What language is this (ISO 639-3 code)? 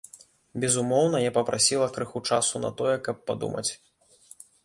bel